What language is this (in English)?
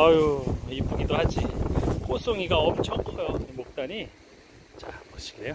Korean